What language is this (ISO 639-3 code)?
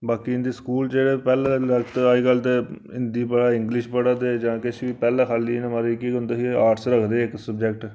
doi